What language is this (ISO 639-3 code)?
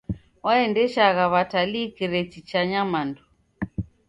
dav